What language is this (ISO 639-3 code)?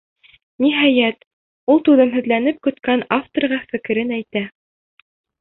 bak